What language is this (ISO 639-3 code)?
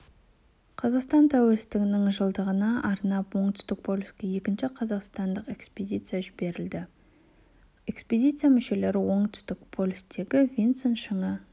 kaz